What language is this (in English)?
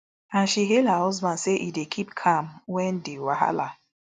Nigerian Pidgin